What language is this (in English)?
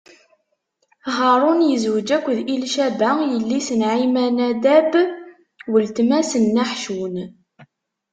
Kabyle